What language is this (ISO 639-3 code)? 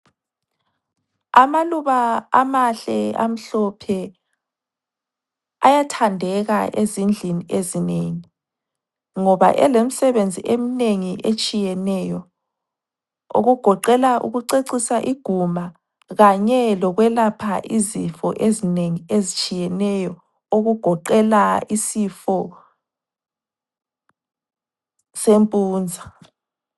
nde